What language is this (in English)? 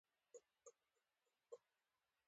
Pashto